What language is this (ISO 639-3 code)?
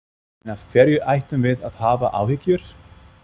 isl